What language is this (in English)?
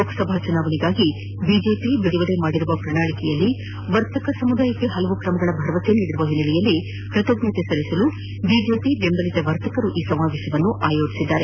Kannada